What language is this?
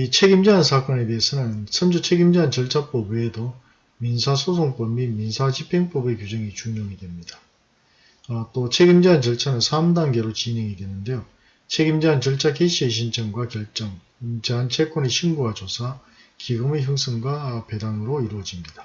Korean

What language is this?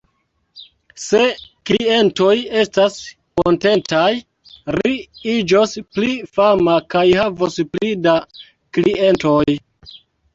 Esperanto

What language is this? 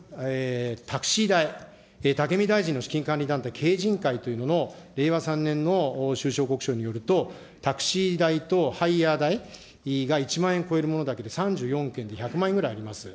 Japanese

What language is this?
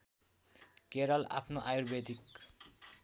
Nepali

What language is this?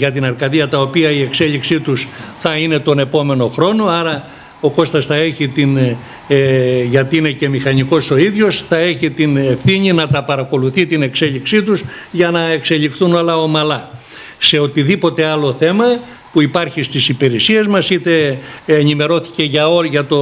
Greek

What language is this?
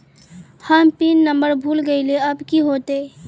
Magahi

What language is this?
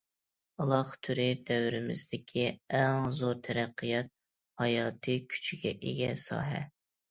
Uyghur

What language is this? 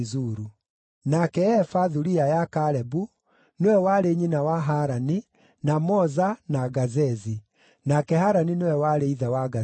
Kikuyu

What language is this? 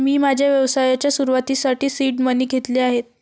Marathi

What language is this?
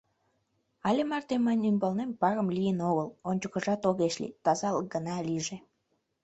Mari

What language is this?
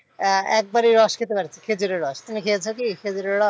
Bangla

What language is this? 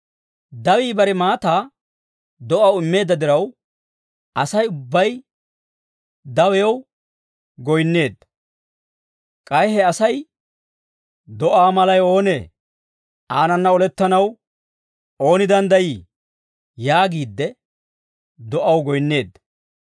Dawro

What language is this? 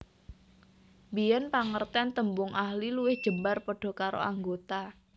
Javanese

